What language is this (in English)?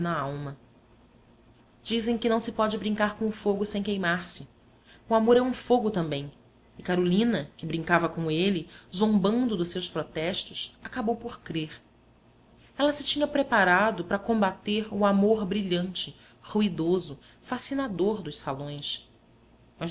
Portuguese